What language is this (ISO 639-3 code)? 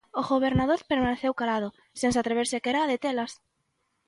glg